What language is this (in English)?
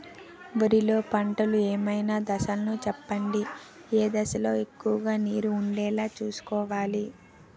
Telugu